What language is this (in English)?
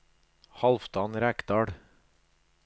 Norwegian